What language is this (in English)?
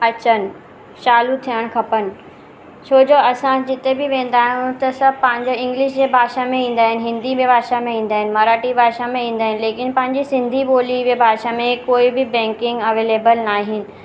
Sindhi